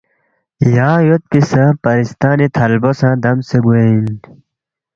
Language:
Balti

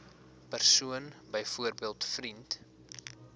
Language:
Afrikaans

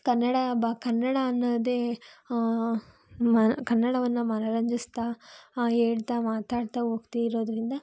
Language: Kannada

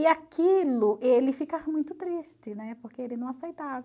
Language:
Portuguese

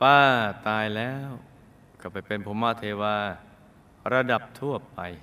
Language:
Thai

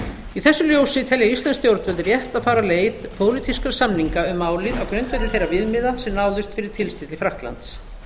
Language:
Icelandic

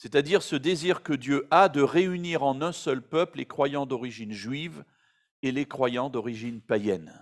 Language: French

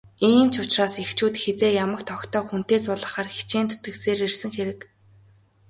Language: Mongolian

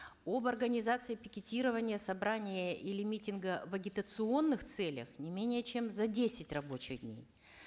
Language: Kazakh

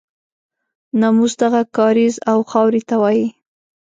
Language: Pashto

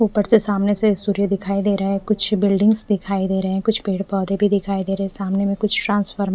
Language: Hindi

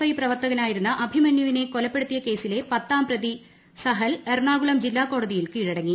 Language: Malayalam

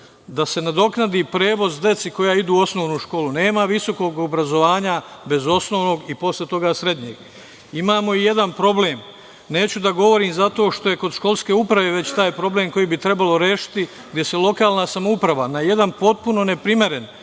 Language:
Serbian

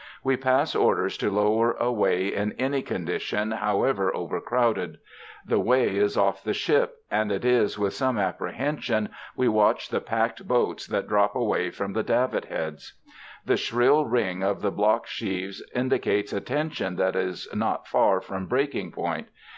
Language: English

